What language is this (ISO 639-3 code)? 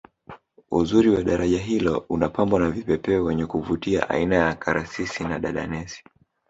swa